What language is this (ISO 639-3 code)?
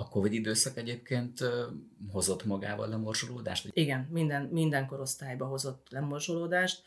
hun